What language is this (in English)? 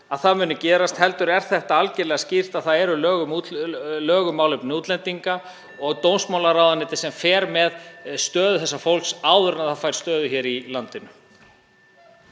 Icelandic